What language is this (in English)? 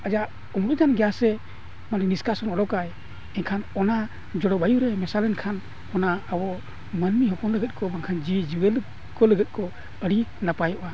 Santali